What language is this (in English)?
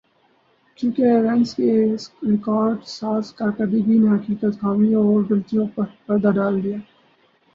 Urdu